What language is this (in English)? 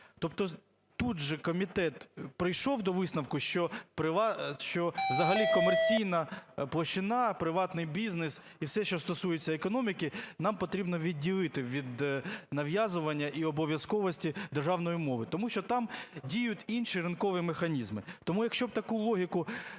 Ukrainian